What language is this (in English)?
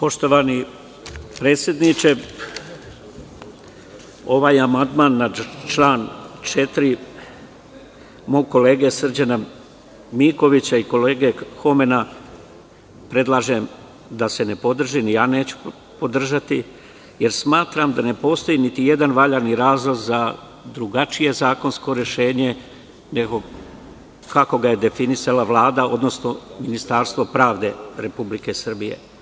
Serbian